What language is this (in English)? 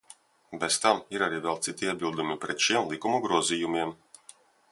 Latvian